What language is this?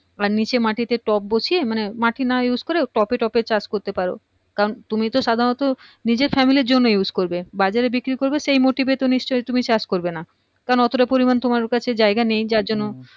Bangla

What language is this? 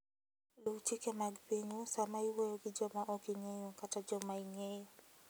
Luo (Kenya and Tanzania)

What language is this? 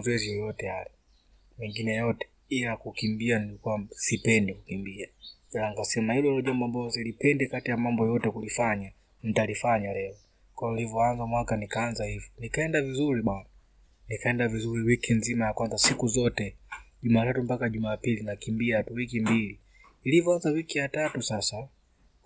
Swahili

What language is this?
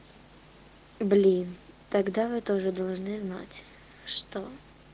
Russian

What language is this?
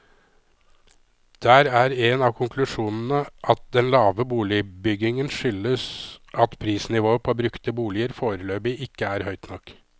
Norwegian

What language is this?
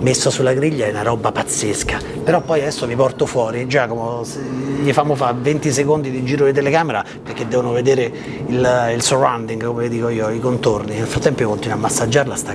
Italian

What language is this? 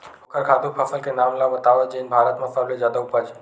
Chhattisgarhi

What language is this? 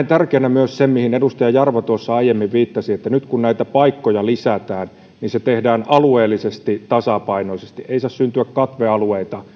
Finnish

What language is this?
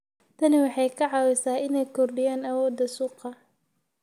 Somali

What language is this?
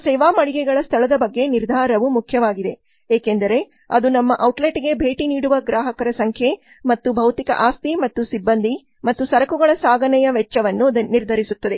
Kannada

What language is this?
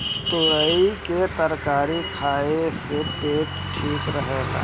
Bhojpuri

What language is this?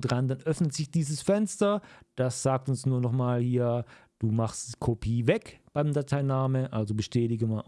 German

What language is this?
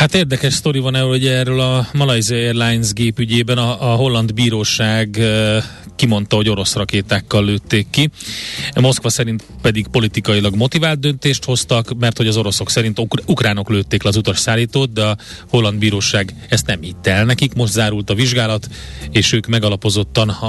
Hungarian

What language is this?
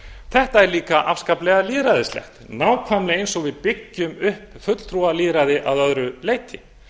Icelandic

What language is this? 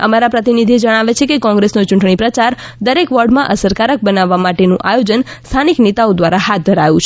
Gujarati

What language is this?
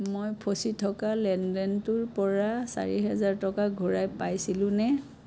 Assamese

